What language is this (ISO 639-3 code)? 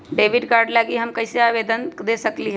mag